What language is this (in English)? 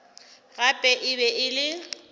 Northern Sotho